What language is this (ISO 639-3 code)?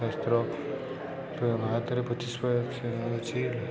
ori